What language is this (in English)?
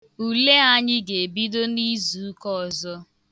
Igbo